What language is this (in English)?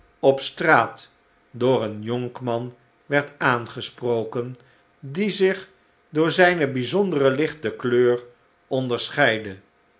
Dutch